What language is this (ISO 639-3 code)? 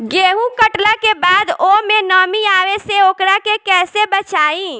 bho